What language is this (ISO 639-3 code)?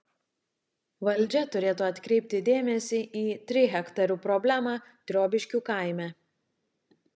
lit